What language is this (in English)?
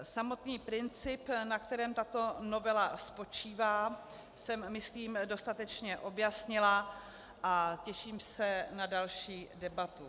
Czech